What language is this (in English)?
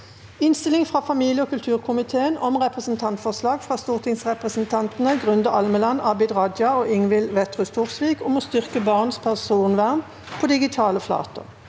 Norwegian